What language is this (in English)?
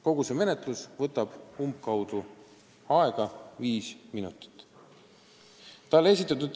Estonian